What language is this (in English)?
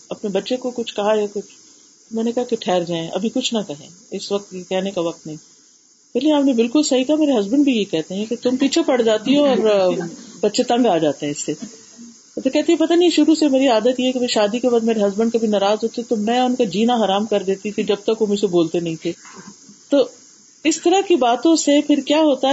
Urdu